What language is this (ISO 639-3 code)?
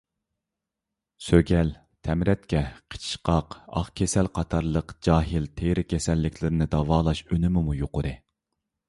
uig